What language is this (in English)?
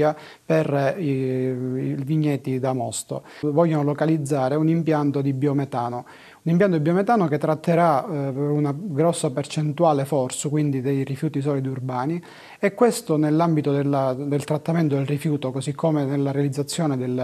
Italian